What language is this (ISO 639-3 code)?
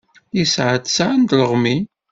kab